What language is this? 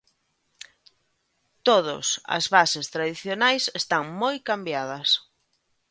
Galician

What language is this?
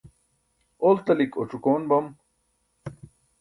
Burushaski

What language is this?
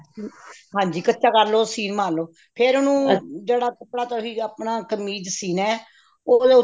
Punjabi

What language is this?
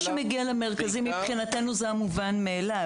Hebrew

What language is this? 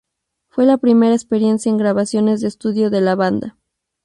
Spanish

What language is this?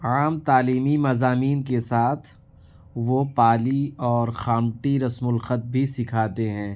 Urdu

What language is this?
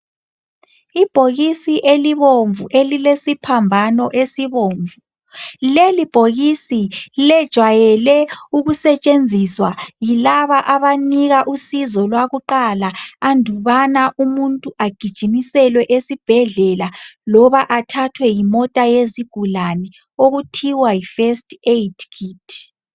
North Ndebele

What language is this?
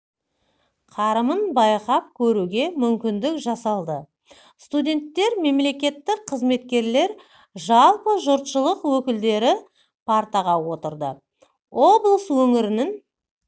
Kazakh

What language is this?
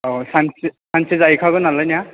Bodo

